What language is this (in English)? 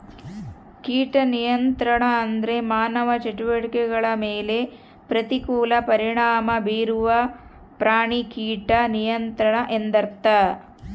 Kannada